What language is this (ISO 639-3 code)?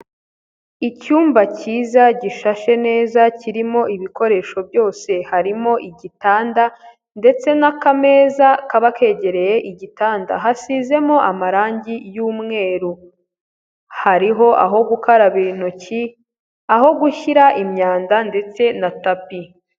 kin